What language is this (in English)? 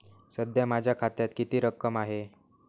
Marathi